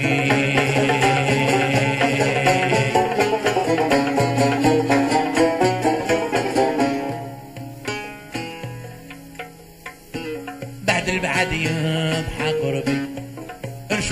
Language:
Arabic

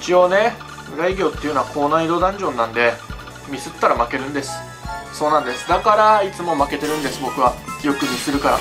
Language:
Japanese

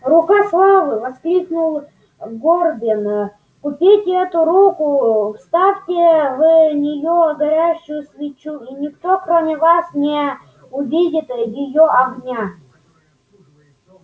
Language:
Russian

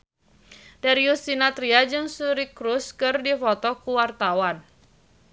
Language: Sundanese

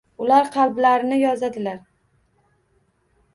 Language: Uzbek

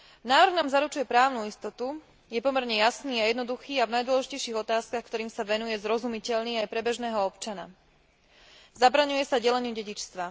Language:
Slovak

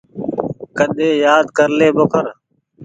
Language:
Goaria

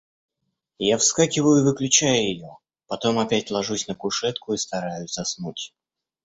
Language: Russian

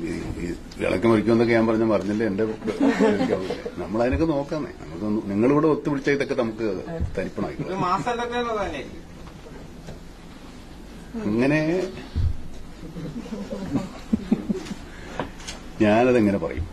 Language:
Turkish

